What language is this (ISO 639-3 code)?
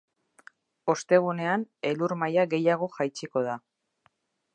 eus